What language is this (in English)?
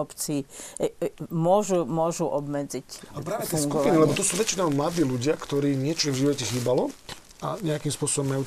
Slovak